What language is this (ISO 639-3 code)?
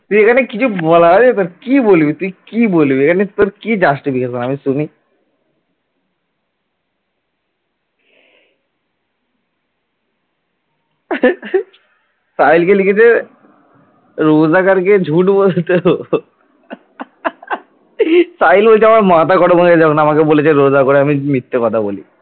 ben